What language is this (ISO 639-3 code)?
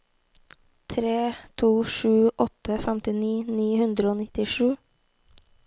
nor